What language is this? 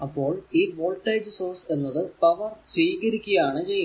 Malayalam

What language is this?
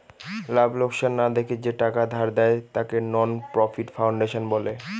Bangla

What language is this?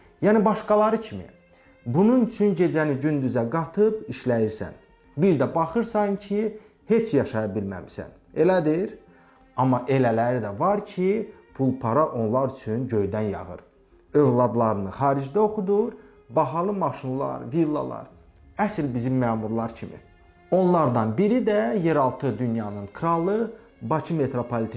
Turkish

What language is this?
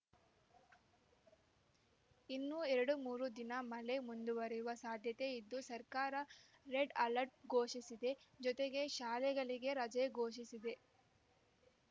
Kannada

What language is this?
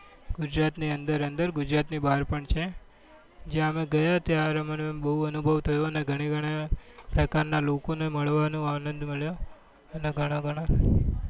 Gujarati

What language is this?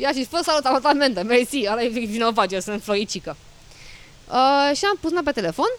Romanian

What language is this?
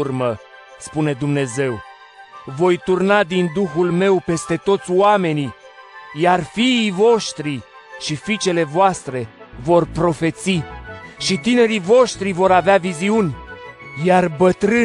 Romanian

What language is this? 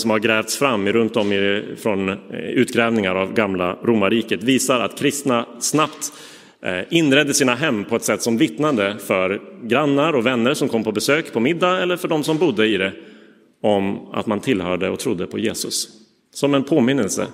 Swedish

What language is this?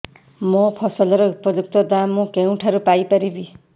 Odia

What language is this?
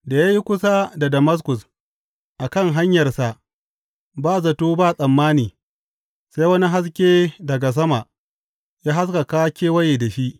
Hausa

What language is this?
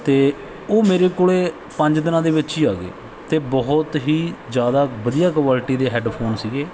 Punjabi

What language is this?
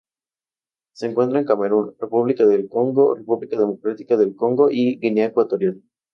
Spanish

